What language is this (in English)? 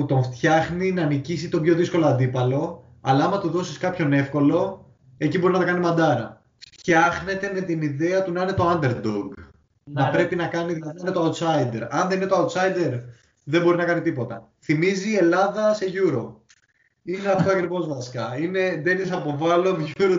Greek